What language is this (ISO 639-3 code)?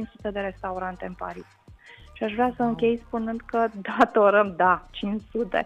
ron